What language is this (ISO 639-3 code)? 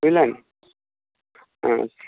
ben